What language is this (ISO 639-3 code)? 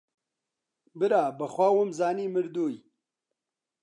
ckb